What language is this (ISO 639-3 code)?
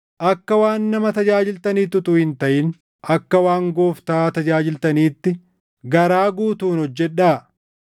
orm